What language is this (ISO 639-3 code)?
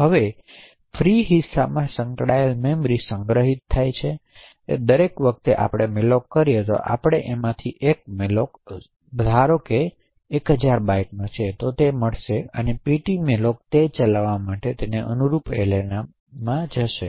guj